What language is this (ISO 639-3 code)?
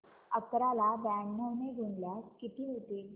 mar